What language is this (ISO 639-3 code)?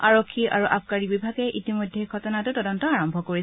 asm